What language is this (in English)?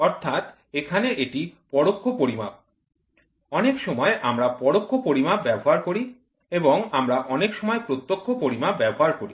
Bangla